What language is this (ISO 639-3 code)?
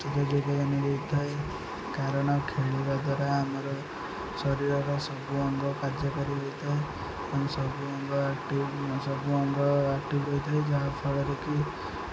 ori